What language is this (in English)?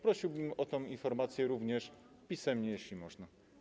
Polish